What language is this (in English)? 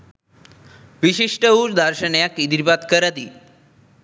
Sinhala